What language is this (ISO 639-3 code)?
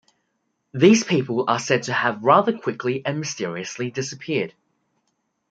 eng